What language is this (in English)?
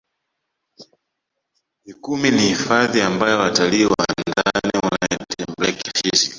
Swahili